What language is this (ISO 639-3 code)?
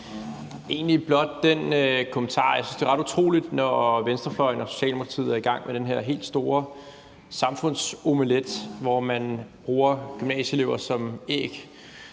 dan